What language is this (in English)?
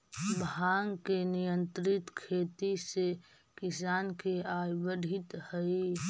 Magahi